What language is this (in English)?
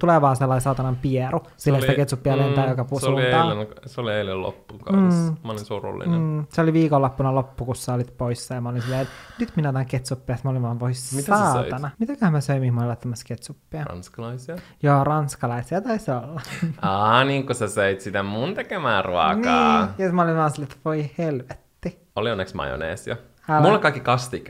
Finnish